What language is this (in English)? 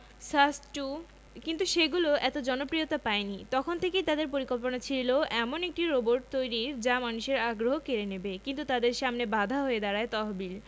Bangla